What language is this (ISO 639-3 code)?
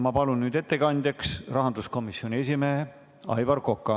est